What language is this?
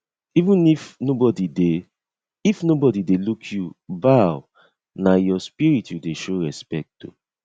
Nigerian Pidgin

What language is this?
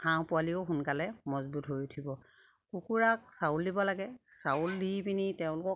Assamese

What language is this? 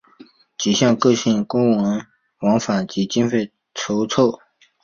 Chinese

